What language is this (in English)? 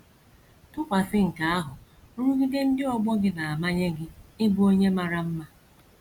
Igbo